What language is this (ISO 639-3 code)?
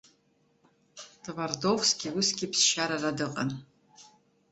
abk